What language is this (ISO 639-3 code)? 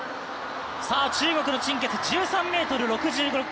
jpn